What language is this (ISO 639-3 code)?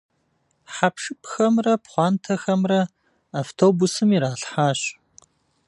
kbd